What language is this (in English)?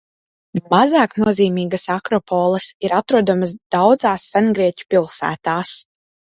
Latvian